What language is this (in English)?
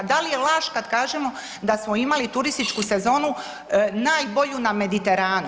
Croatian